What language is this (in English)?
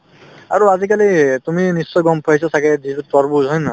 Assamese